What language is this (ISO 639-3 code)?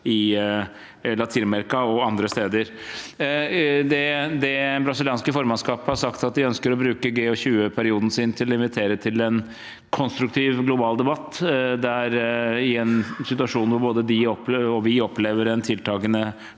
nor